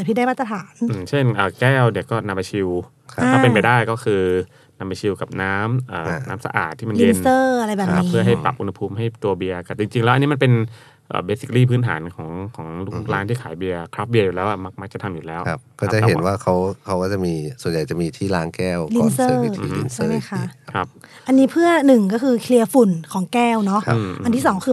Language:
Thai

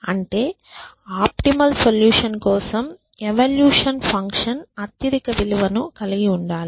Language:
Telugu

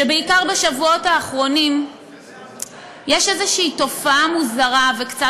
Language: Hebrew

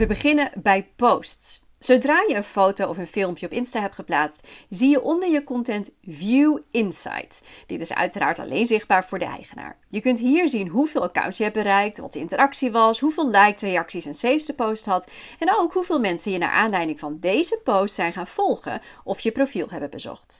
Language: Dutch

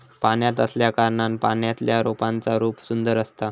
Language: Marathi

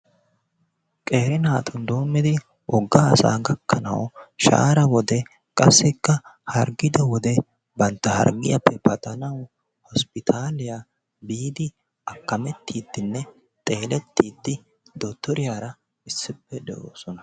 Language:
Wolaytta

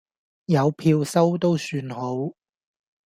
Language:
Cantonese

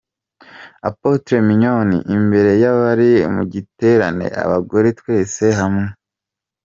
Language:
Kinyarwanda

